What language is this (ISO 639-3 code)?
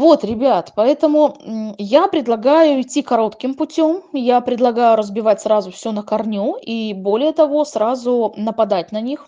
rus